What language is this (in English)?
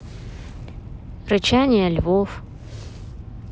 Russian